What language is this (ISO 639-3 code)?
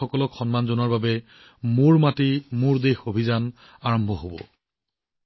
asm